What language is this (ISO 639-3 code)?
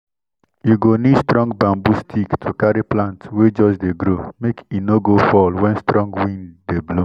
pcm